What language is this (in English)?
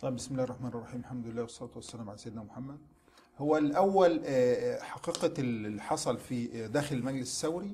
Arabic